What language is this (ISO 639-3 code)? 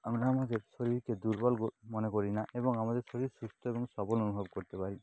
ben